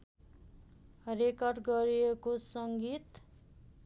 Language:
Nepali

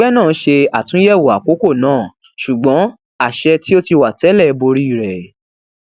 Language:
Yoruba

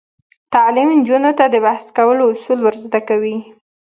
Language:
Pashto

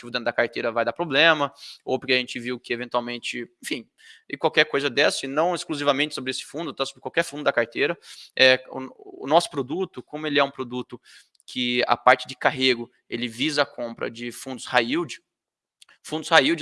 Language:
Portuguese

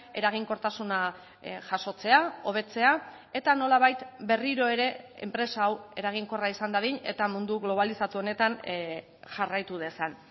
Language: Basque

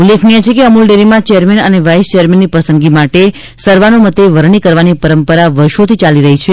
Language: Gujarati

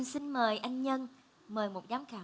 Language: Vietnamese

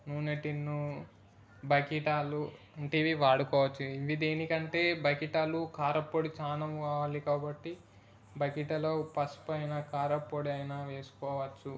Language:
Telugu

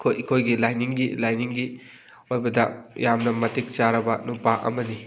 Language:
Manipuri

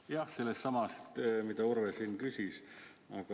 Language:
Estonian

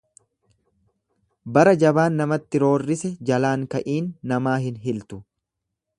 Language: Oromo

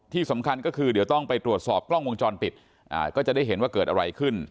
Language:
Thai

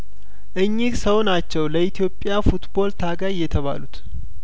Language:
Amharic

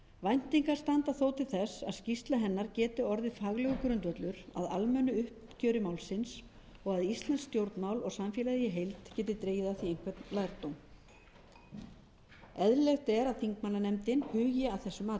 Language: Icelandic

